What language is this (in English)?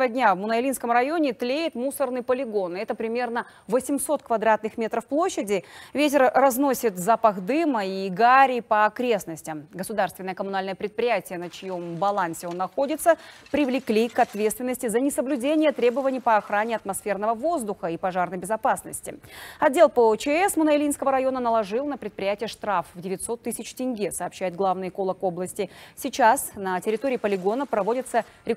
Russian